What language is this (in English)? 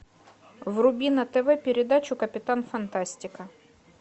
Russian